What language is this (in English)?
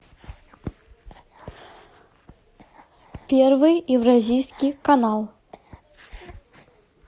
Russian